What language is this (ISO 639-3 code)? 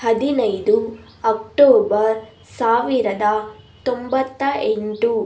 kan